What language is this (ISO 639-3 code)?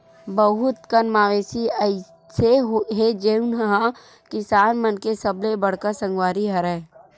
hne